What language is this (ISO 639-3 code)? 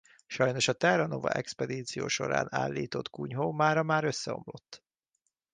hun